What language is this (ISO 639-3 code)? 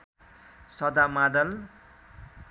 nep